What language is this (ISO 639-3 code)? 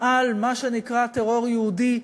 heb